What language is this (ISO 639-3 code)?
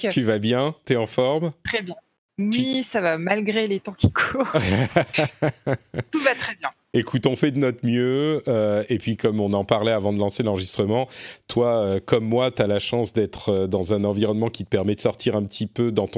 fra